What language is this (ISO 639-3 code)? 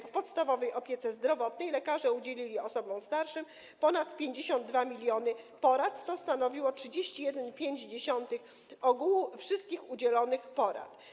pol